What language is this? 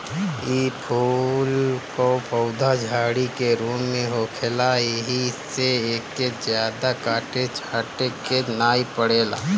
Bhojpuri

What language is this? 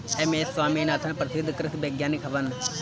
Bhojpuri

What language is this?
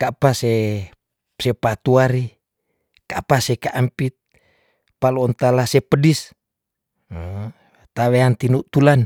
Tondano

